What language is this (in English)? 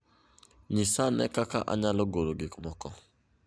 Luo (Kenya and Tanzania)